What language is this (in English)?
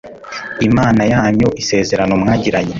Kinyarwanda